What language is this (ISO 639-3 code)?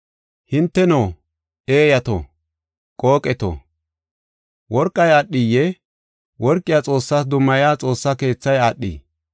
gof